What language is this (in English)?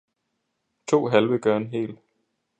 Danish